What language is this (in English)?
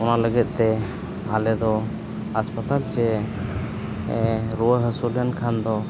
Santali